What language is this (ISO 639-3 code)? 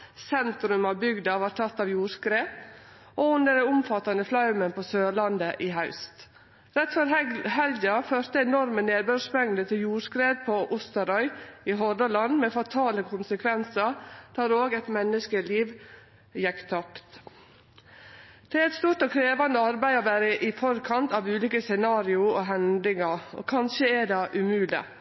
nno